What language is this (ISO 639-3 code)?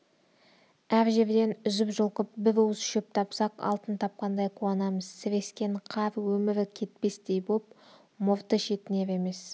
kaz